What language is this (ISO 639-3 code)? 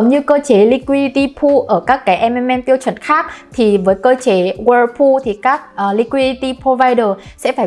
vie